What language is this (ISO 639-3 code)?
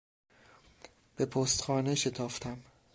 fas